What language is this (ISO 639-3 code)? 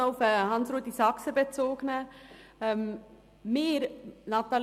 gsw